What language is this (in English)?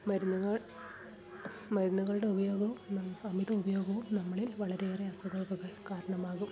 Malayalam